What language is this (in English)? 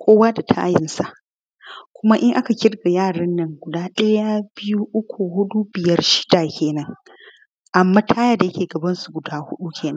Hausa